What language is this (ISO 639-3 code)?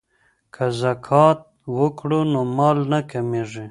pus